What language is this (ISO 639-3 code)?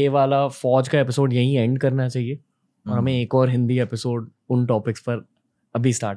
hin